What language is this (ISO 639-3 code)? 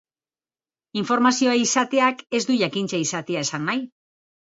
eus